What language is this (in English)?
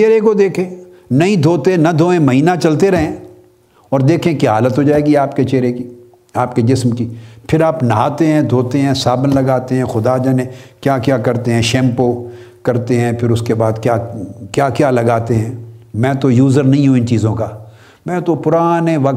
Urdu